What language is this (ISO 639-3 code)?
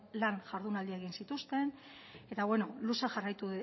eus